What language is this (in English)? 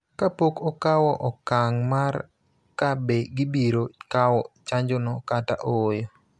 Luo (Kenya and Tanzania)